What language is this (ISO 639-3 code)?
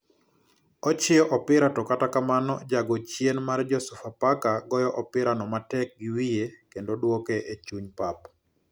luo